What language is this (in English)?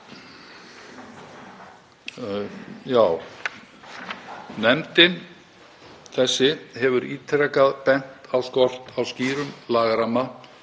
Icelandic